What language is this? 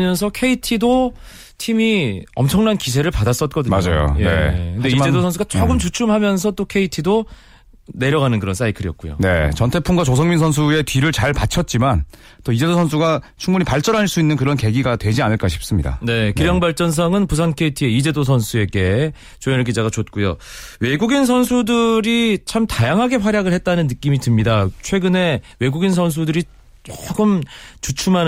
Korean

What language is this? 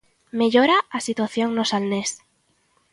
Galician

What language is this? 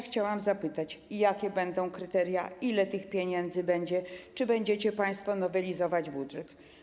Polish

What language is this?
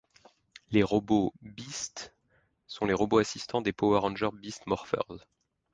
French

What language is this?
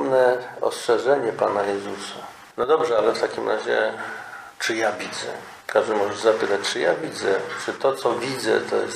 Polish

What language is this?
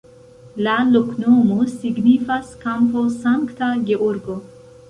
Esperanto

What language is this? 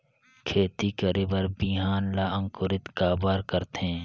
Chhattisgarhi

